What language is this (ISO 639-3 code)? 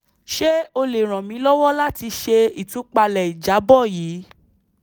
yor